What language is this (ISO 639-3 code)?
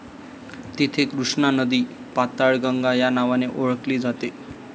mar